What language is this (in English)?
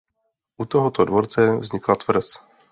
Czech